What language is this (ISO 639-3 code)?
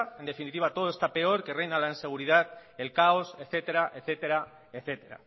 spa